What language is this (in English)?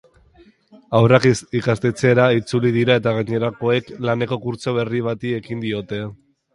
Basque